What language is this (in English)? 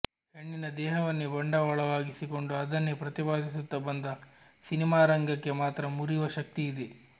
Kannada